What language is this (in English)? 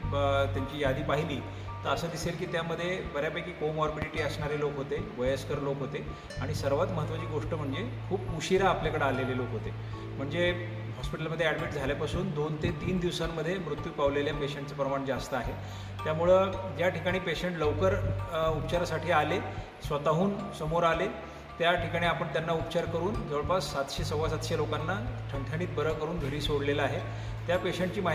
Marathi